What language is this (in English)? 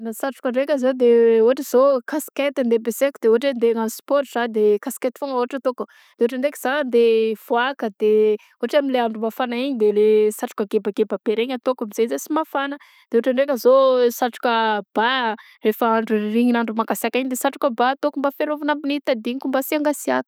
Southern Betsimisaraka Malagasy